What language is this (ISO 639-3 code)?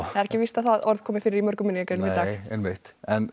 isl